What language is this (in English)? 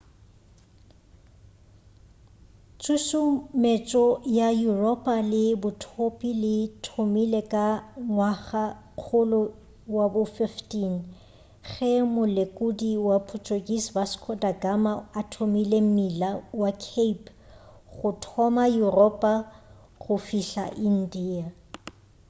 Northern Sotho